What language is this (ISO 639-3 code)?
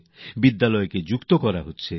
ben